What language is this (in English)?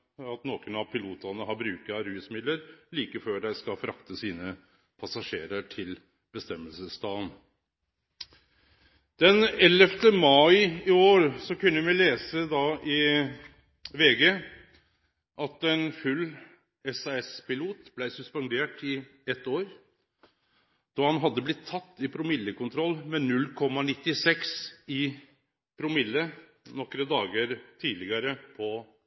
Norwegian Nynorsk